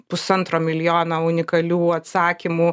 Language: Lithuanian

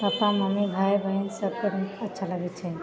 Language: Maithili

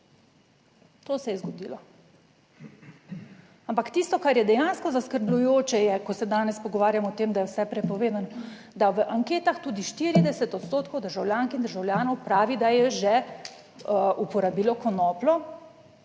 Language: Slovenian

